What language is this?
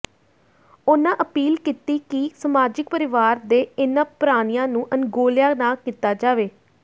Punjabi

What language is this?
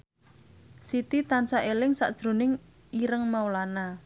Javanese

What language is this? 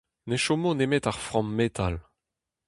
Breton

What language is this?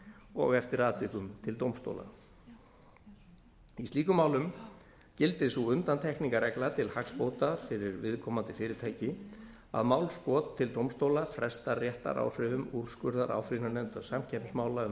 Icelandic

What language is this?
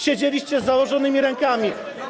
Polish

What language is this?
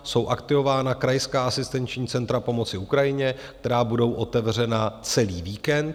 Czech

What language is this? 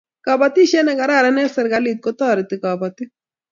Kalenjin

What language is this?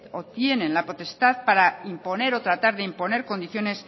Spanish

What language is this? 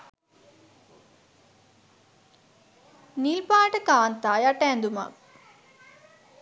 Sinhala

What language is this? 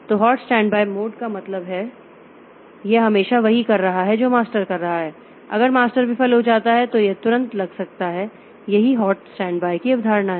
Hindi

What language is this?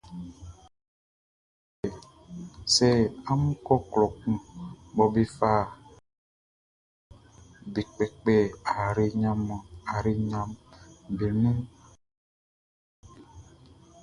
Baoulé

